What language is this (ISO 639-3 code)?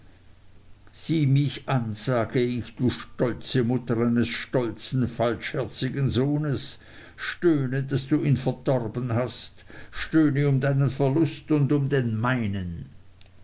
deu